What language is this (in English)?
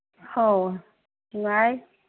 Manipuri